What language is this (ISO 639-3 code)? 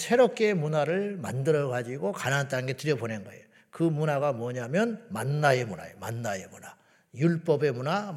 kor